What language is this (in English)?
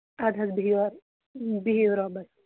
Kashmiri